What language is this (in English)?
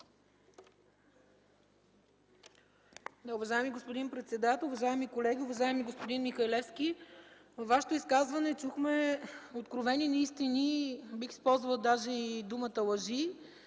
Bulgarian